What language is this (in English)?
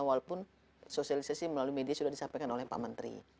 Indonesian